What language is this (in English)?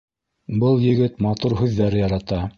Bashkir